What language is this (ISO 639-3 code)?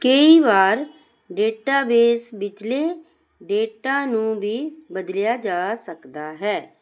pan